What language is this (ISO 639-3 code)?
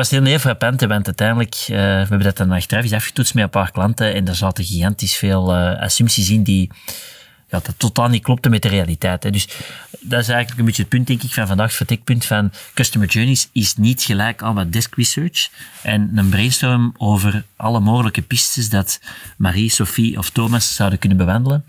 nld